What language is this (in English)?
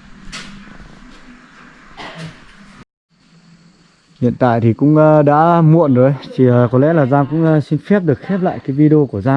Vietnamese